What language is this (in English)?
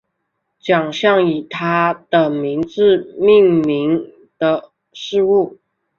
Chinese